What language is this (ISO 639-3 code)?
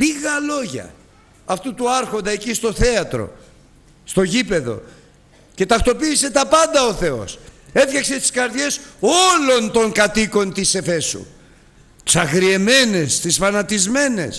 ell